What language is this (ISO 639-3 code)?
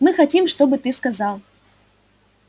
rus